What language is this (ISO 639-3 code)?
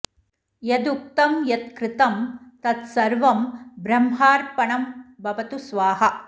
san